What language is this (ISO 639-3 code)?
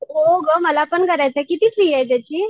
mar